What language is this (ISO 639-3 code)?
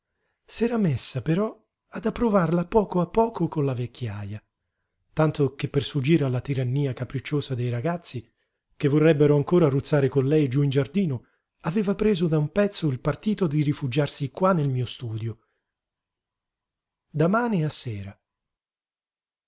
ita